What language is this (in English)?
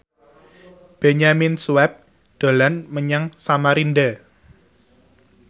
Javanese